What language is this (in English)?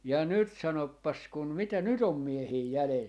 Finnish